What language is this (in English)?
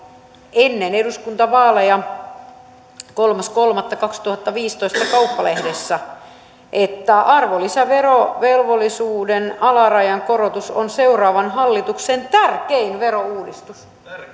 Finnish